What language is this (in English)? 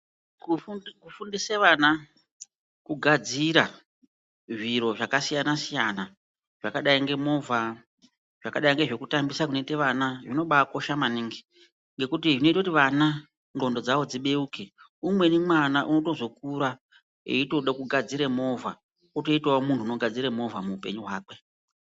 Ndau